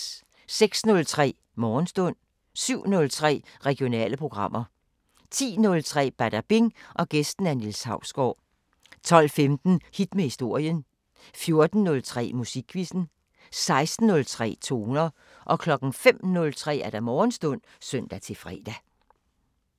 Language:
Danish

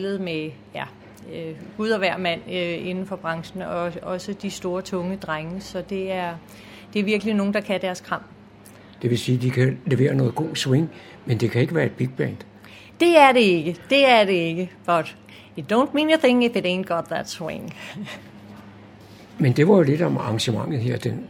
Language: Danish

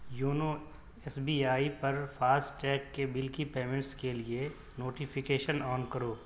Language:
Urdu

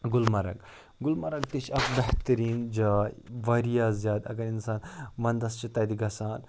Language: Kashmiri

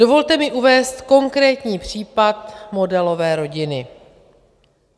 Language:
Czech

